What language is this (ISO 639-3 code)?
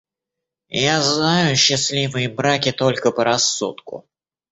rus